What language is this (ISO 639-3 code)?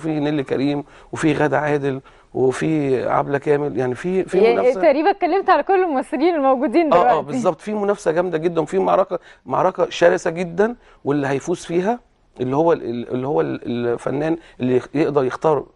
ara